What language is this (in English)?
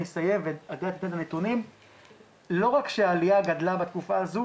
Hebrew